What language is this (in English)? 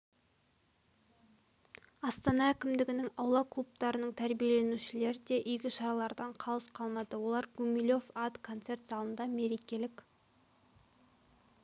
Kazakh